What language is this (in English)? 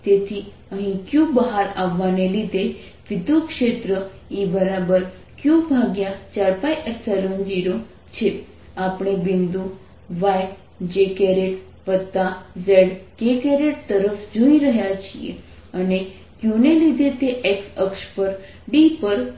Gujarati